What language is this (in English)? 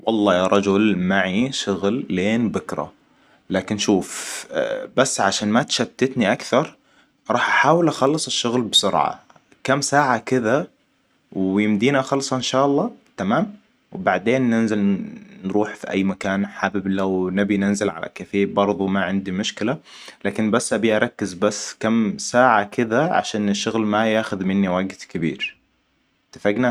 Hijazi Arabic